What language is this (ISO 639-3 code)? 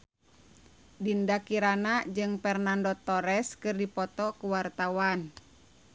sun